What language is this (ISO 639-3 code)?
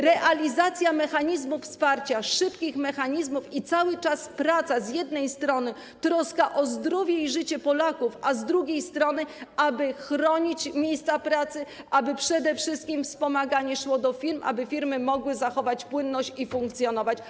pol